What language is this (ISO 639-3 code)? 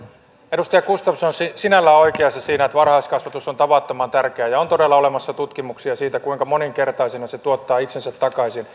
fin